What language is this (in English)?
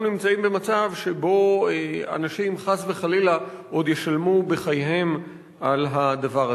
Hebrew